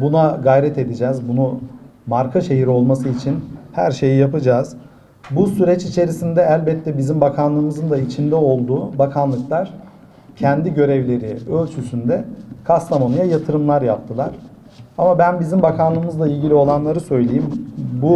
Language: Turkish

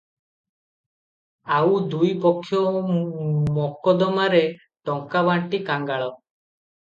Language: Odia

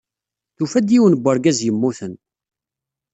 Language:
Kabyle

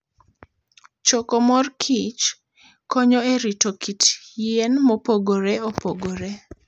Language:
Luo (Kenya and Tanzania)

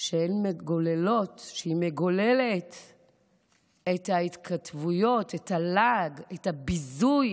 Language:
Hebrew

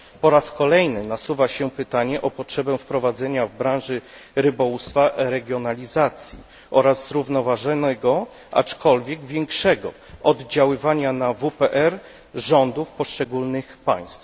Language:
Polish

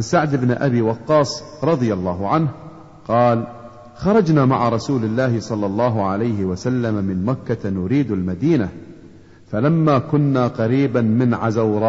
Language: Arabic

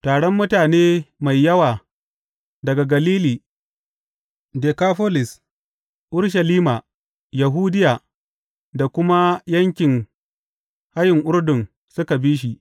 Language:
Hausa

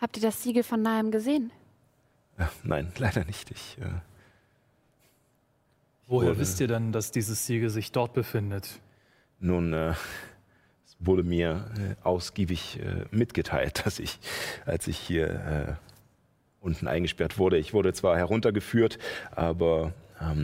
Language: German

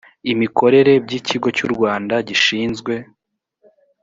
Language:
Kinyarwanda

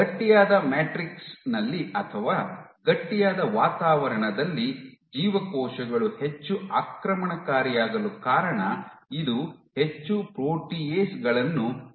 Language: Kannada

